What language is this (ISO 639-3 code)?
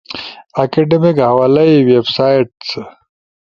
ush